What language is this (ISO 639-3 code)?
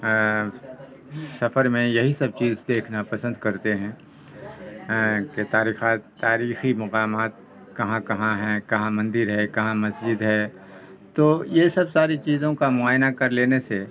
urd